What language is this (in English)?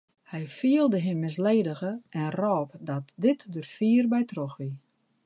Western Frisian